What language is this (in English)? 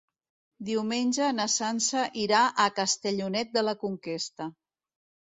Catalan